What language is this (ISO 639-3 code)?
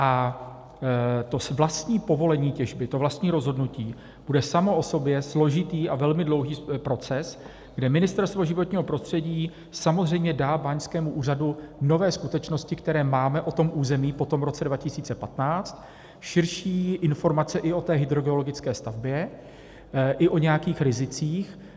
ces